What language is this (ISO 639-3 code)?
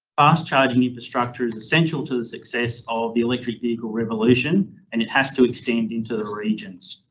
eng